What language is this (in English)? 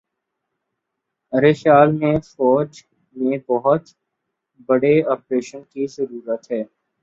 Urdu